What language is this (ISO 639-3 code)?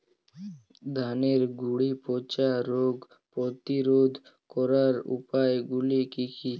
ben